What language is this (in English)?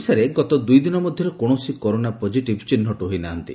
Odia